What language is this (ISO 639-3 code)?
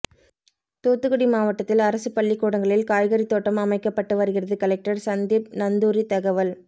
tam